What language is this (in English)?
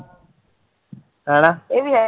Punjabi